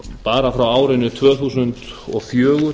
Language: Icelandic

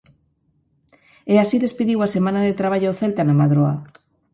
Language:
Galician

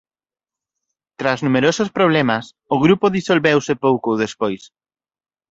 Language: Galician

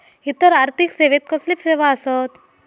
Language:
Marathi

